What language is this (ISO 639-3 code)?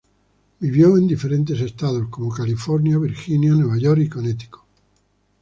spa